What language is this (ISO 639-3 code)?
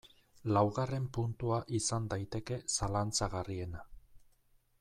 eus